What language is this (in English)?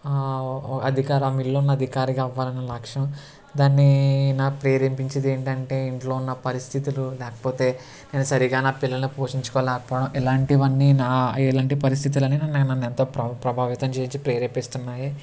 Telugu